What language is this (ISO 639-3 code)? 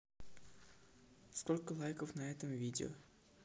rus